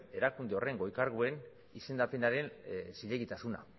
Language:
Basque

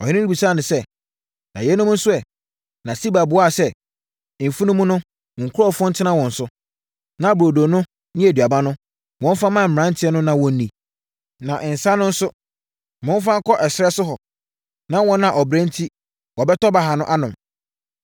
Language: Akan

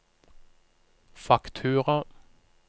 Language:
Norwegian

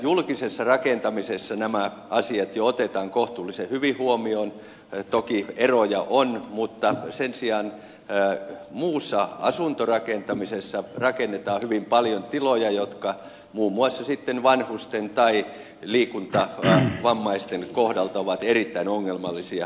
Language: Finnish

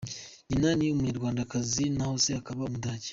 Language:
Kinyarwanda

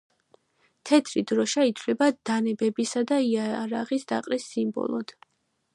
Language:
Georgian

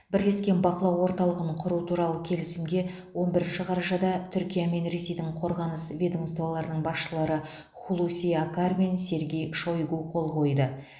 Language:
Kazakh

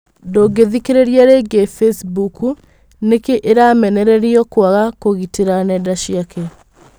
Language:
Kikuyu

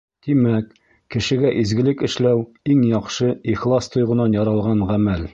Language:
Bashkir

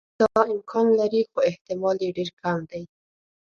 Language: Pashto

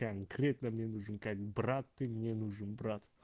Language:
Russian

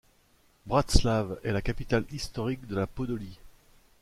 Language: French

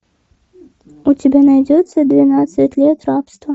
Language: Russian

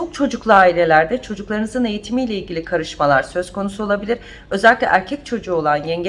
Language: Turkish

